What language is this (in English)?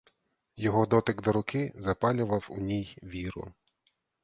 Ukrainian